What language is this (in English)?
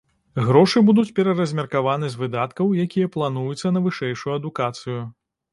Belarusian